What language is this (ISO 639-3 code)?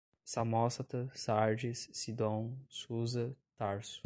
por